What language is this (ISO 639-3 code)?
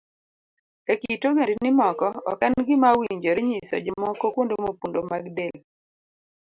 luo